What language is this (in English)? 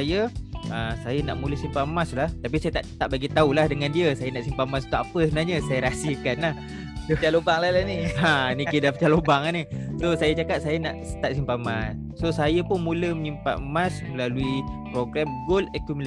Malay